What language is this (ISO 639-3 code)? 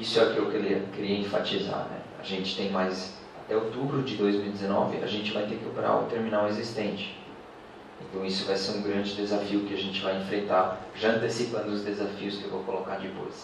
por